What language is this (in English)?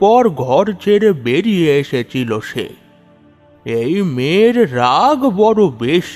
Bangla